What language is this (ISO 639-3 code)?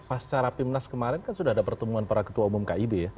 ind